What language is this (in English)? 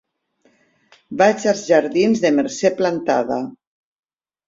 Catalan